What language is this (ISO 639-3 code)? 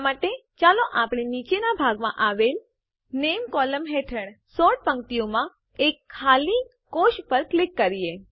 guj